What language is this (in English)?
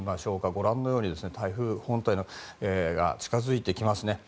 Japanese